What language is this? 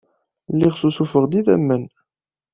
Kabyle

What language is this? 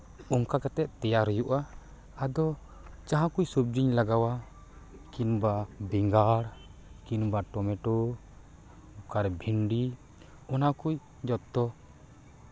Santali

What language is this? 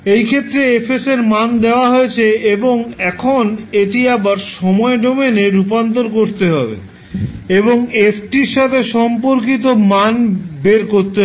Bangla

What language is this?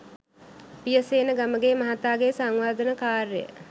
Sinhala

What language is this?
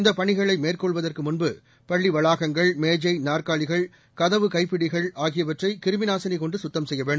Tamil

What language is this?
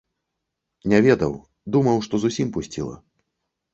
Belarusian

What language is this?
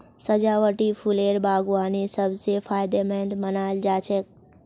Magahi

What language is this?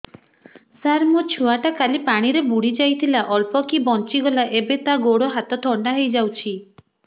Odia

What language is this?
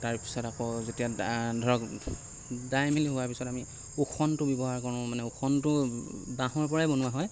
Assamese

